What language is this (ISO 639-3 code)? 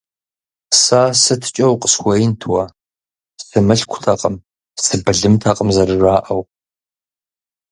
kbd